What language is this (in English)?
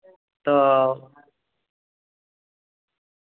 Santali